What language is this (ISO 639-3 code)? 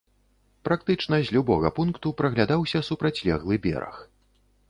bel